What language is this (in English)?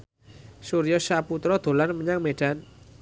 Javanese